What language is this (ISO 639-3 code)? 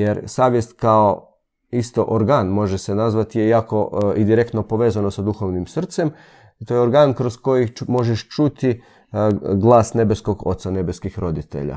hrv